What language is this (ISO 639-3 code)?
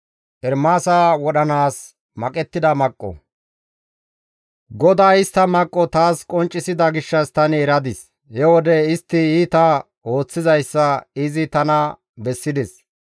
gmv